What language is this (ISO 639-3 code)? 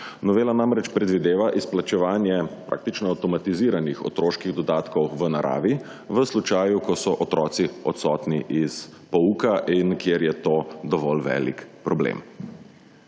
slv